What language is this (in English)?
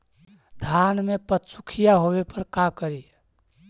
Magahi